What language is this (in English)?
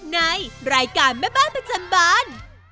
Thai